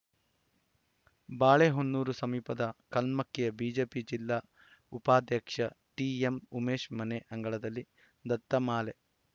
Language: Kannada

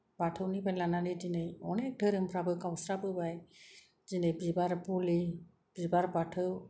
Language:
Bodo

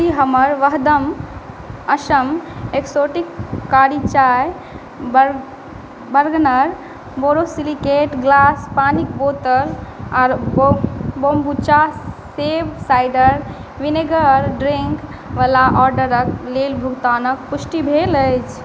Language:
Maithili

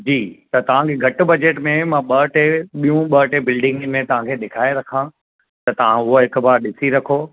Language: Sindhi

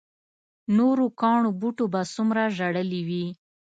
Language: Pashto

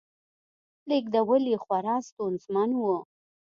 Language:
Pashto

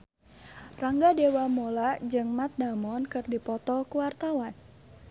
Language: Sundanese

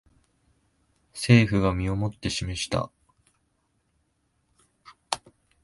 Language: Japanese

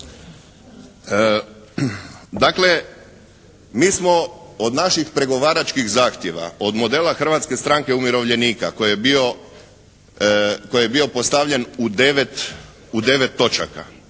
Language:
Croatian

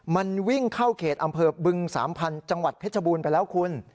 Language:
Thai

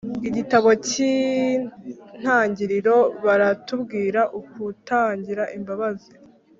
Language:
Kinyarwanda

